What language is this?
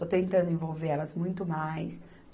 Portuguese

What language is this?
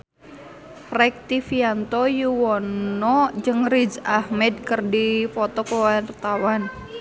Sundanese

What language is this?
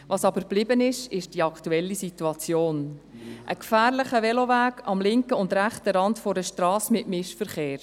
Swiss German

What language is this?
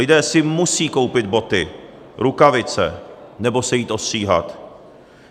Czech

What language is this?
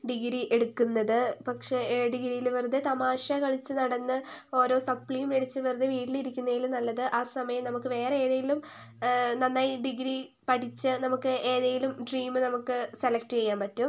Malayalam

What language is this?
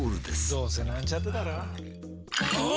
Japanese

